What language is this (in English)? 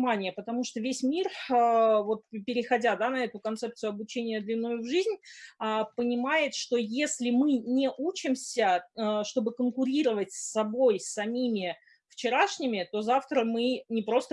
Russian